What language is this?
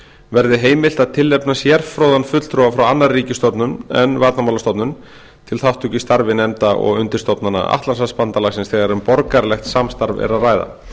Icelandic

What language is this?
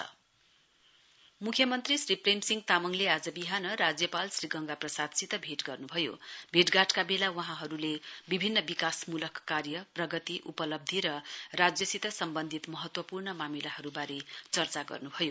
Nepali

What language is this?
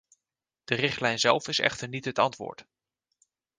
Dutch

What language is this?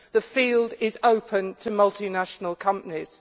English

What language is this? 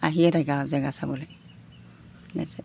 Assamese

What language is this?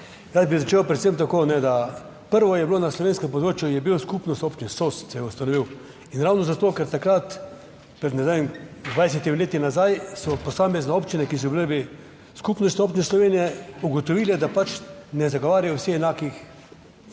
Slovenian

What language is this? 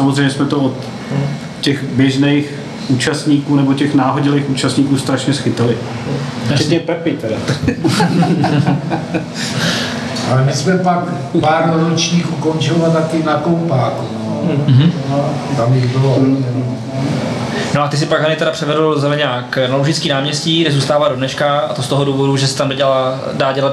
Czech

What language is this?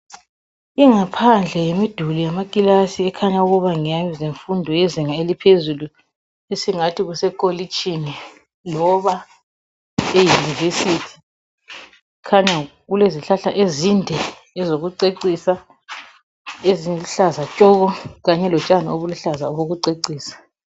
North Ndebele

